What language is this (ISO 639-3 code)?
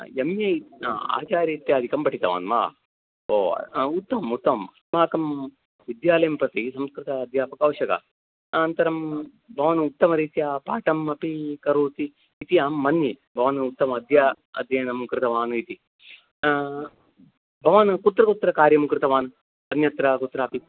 san